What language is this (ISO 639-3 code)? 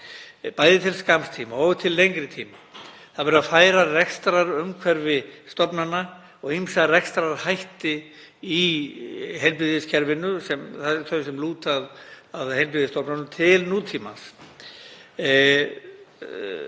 isl